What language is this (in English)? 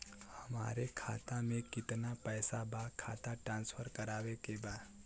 Bhojpuri